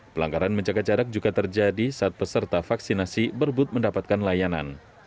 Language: Indonesian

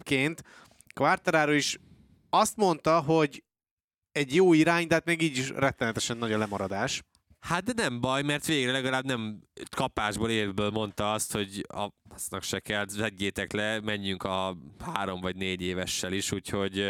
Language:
Hungarian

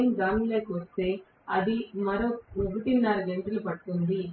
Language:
Telugu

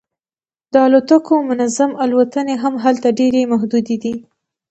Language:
Pashto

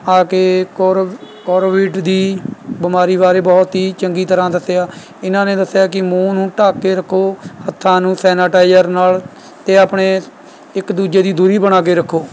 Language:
Punjabi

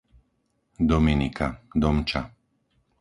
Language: Slovak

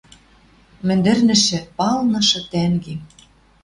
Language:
Western Mari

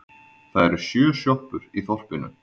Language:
Icelandic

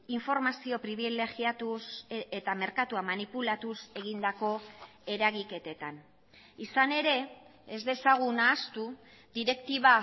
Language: Basque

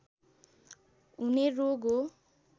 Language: Nepali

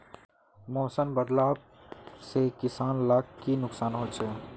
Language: Magahi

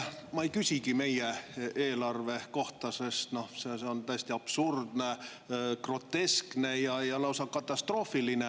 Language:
Estonian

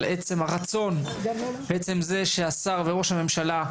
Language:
Hebrew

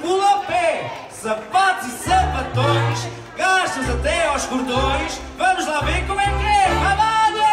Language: Portuguese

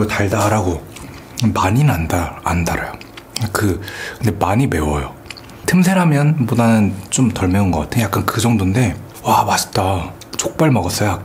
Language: Korean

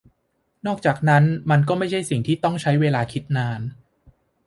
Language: Thai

